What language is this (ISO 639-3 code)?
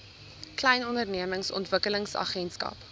afr